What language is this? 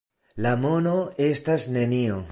Esperanto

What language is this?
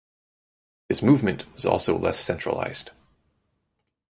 English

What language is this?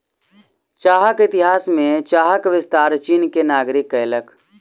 Maithili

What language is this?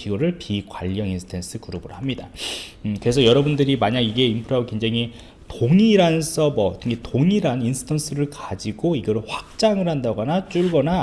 Korean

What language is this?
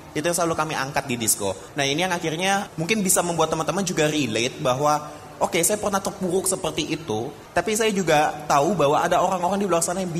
Indonesian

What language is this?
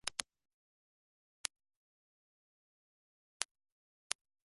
Japanese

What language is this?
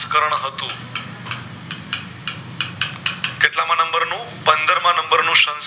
Gujarati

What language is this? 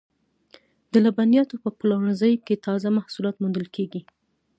Pashto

